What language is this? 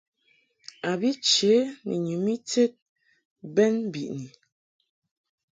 Mungaka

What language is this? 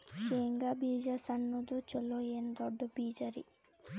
Kannada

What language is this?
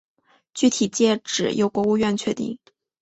Chinese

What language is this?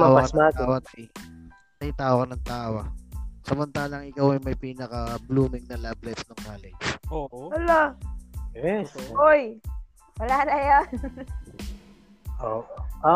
Filipino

